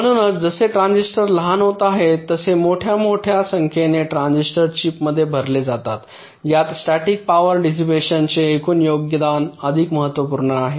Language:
Marathi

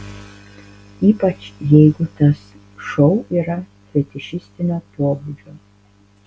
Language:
Lithuanian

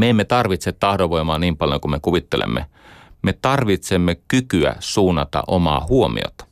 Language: Finnish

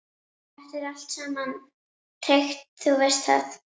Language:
Icelandic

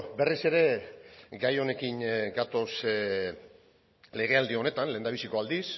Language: Basque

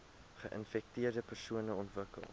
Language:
Afrikaans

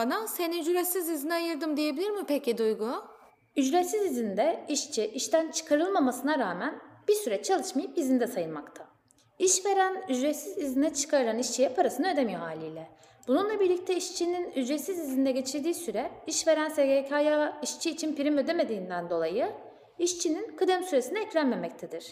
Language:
Turkish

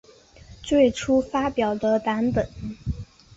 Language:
Chinese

